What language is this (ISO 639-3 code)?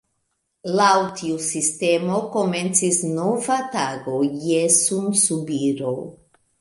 epo